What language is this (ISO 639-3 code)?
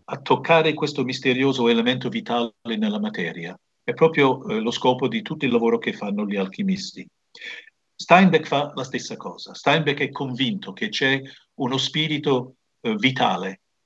ita